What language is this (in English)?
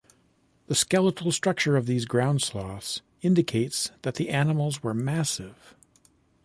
English